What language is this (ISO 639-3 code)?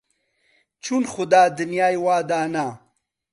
ckb